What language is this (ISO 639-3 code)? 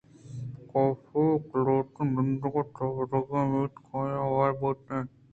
bgp